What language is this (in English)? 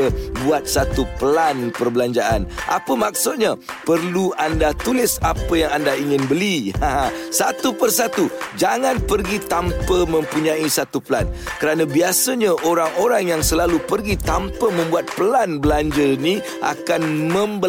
Malay